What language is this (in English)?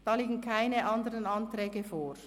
Swiss German